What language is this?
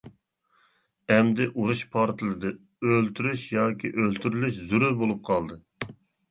Uyghur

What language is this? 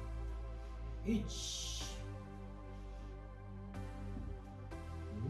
Japanese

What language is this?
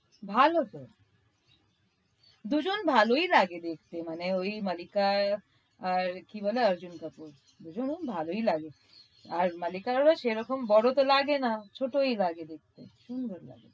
Bangla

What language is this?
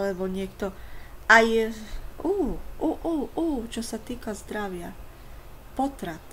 Slovak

